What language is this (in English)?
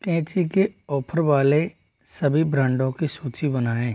Hindi